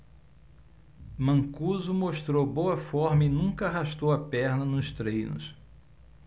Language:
Portuguese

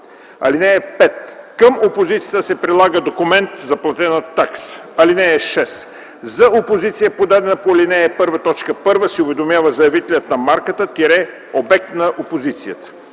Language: Bulgarian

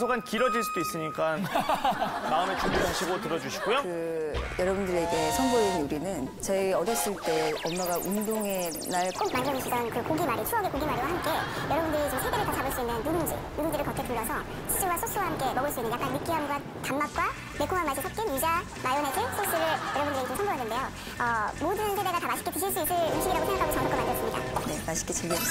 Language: Korean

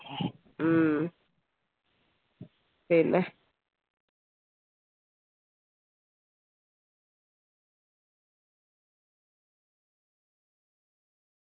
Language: Malayalam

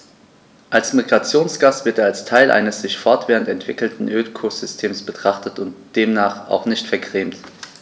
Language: German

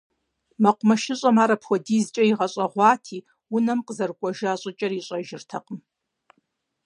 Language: Kabardian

